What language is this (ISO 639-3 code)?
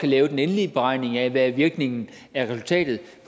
dan